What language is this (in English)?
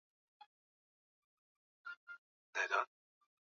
Swahili